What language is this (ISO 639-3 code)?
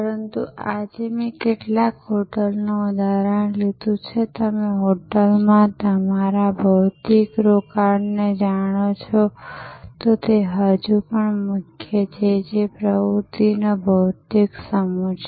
guj